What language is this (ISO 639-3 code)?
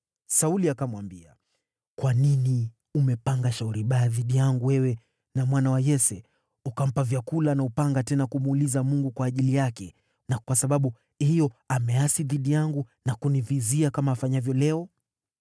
swa